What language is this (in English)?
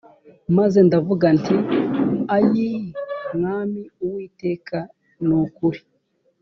Kinyarwanda